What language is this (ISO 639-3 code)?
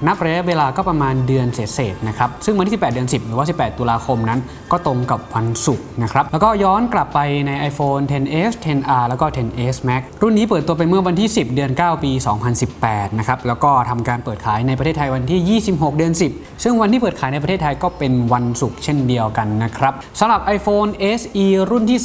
tha